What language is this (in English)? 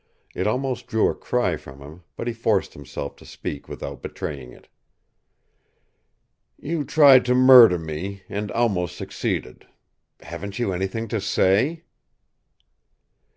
English